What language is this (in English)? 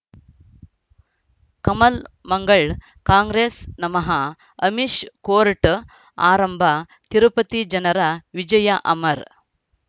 Kannada